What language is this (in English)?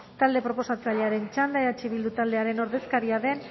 Basque